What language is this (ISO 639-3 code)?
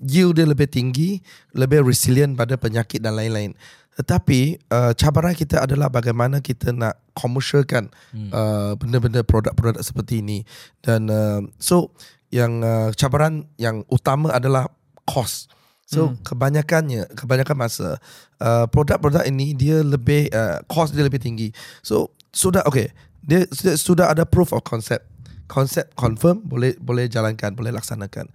msa